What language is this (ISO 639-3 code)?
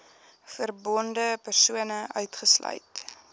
afr